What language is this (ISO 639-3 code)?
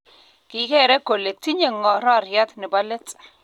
kln